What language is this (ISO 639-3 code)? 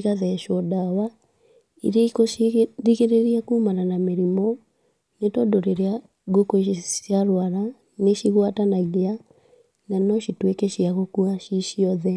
kik